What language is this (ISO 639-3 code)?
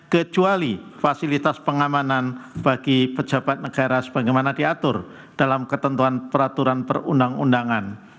ind